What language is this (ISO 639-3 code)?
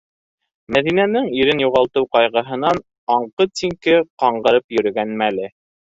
bak